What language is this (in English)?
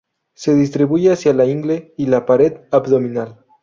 Spanish